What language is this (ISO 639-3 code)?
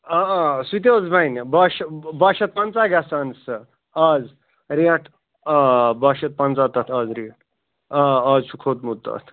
kas